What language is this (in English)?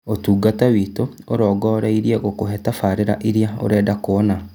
Kikuyu